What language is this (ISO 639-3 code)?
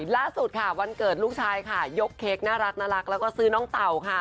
tha